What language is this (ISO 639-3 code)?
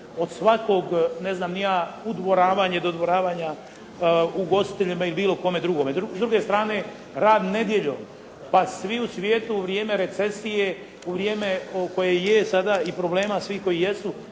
hrv